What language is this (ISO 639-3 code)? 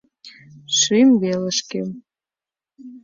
chm